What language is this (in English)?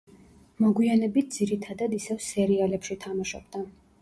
Georgian